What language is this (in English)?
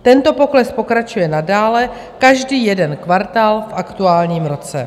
Czech